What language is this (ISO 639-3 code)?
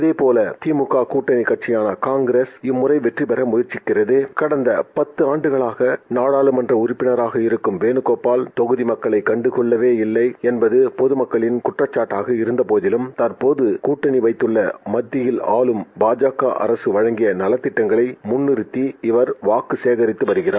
tam